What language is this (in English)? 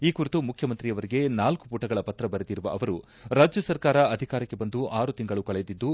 Kannada